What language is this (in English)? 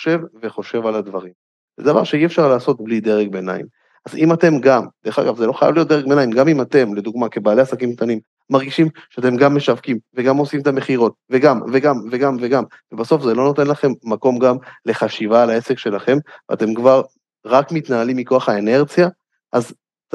Hebrew